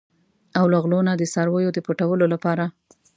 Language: Pashto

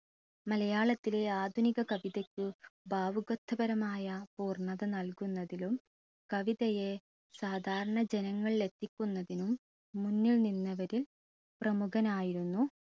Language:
Malayalam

